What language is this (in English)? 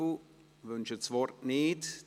Swiss German